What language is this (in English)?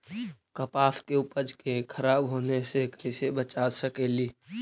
Magahi